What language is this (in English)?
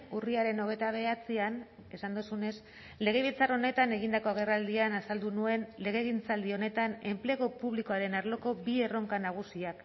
Basque